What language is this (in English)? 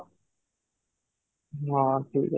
Odia